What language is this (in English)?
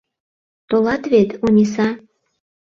Mari